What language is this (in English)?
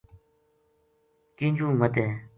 Gujari